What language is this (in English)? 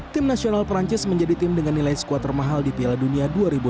Indonesian